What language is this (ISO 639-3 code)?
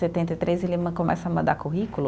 por